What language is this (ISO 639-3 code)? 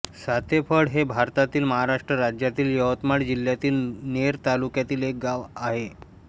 mar